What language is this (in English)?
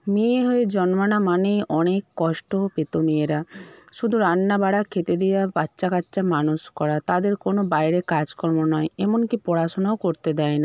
Bangla